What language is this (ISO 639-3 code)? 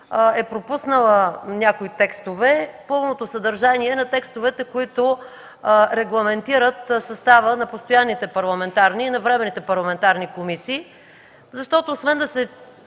bul